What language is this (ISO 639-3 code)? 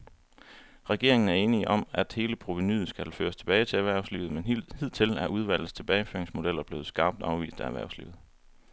dan